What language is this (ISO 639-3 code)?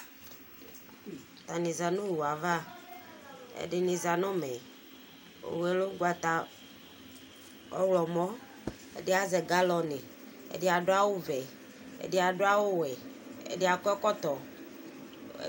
kpo